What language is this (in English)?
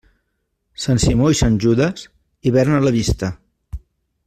Catalan